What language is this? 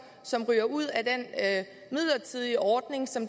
Danish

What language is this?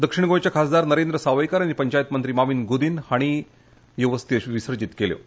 Konkani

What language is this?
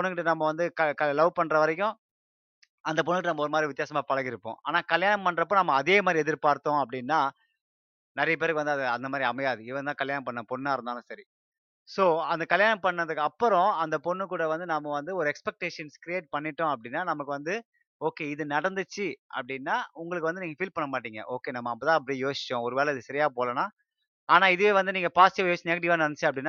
Tamil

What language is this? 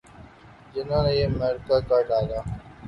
Urdu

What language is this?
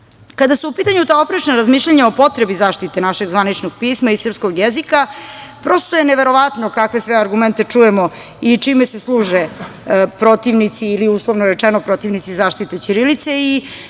Serbian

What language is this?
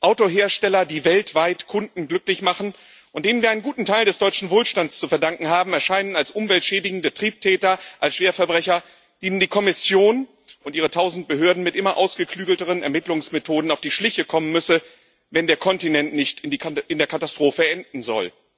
German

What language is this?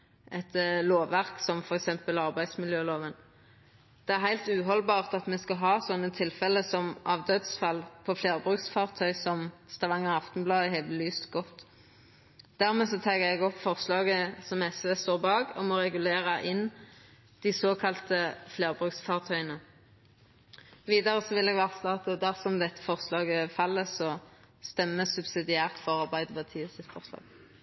Norwegian Nynorsk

